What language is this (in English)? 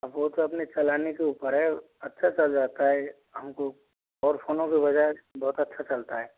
Hindi